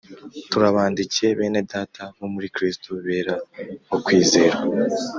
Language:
Kinyarwanda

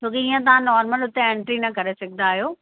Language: Sindhi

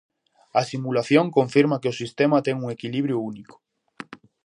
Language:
Galician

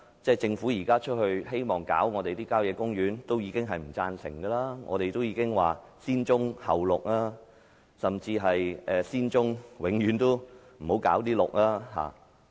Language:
Cantonese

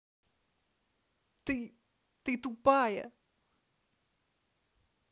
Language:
Russian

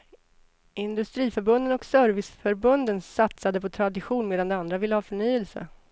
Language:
Swedish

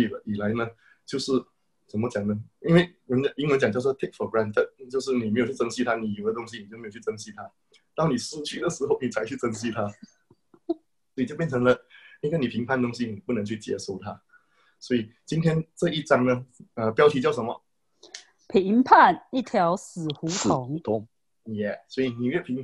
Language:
Chinese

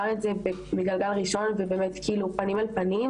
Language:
Hebrew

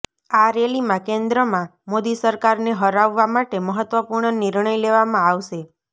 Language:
Gujarati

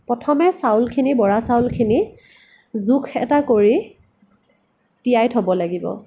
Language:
Assamese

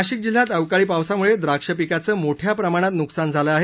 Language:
Marathi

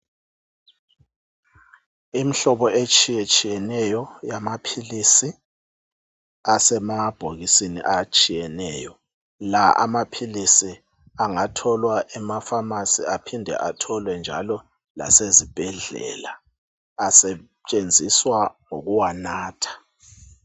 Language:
North Ndebele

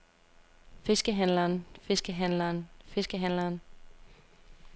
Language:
Danish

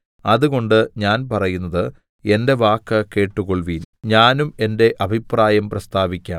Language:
Malayalam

